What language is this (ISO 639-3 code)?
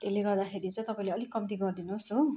nep